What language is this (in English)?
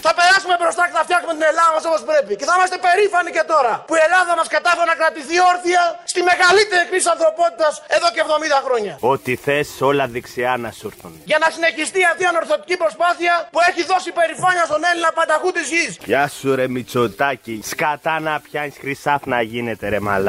Greek